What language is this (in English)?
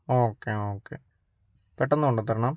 Malayalam